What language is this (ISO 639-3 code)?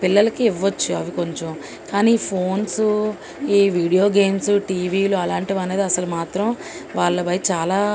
tel